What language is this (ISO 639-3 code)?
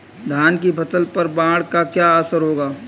hin